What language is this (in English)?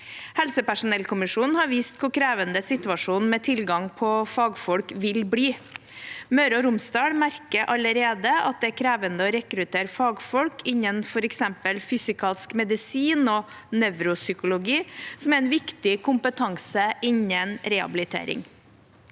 Norwegian